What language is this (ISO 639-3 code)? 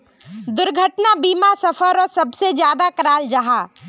mag